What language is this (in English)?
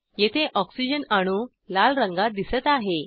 Marathi